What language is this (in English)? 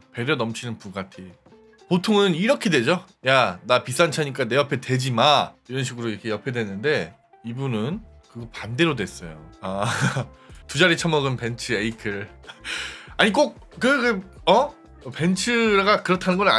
Korean